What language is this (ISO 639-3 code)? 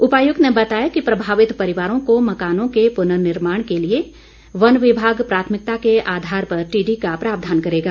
hin